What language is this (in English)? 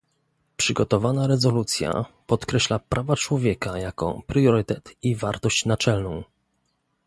Polish